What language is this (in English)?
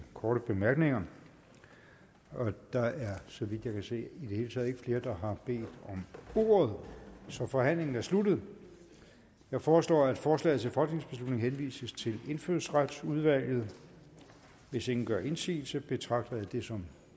Danish